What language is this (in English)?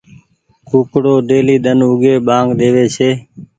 Goaria